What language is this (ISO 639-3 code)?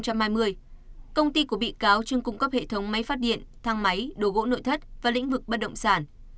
vie